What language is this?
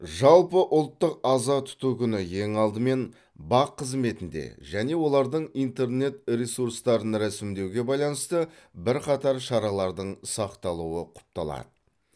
Kazakh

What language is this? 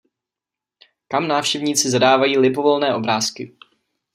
Czech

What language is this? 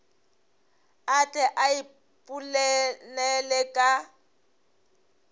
Northern Sotho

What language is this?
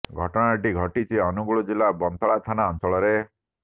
Odia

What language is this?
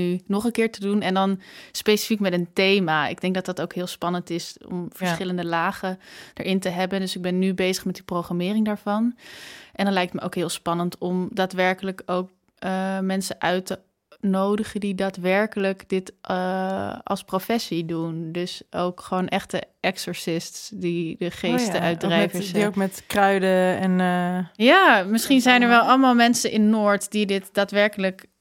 Dutch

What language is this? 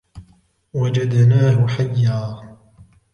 Arabic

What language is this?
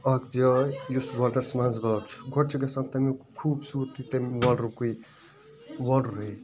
Kashmiri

